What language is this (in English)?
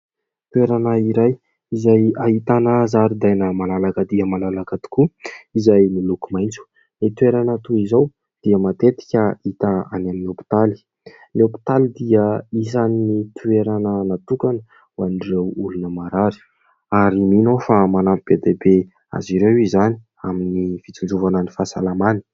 Malagasy